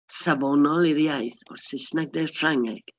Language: Welsh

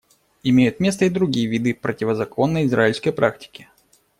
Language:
Russian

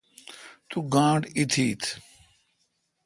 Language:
Kalkoti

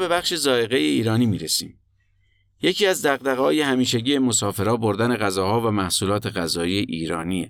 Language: Persian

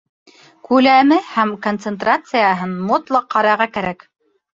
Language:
Bashkir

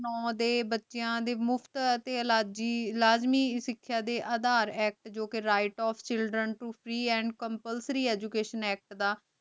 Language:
Punjabi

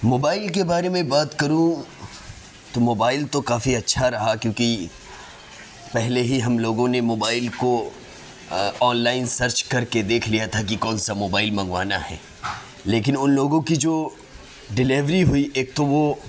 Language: Urdu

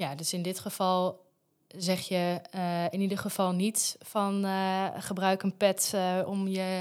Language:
Dutch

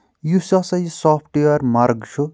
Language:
Kashmiri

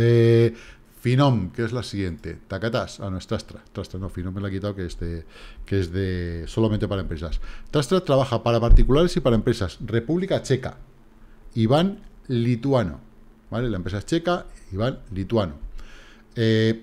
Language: Spanish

